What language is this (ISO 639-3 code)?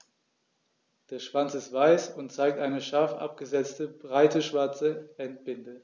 deu